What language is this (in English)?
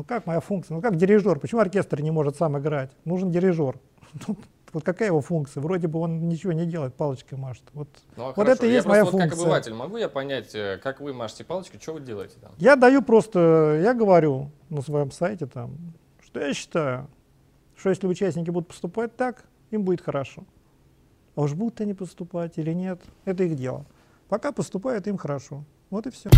Russian